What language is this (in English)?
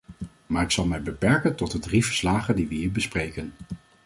Dutch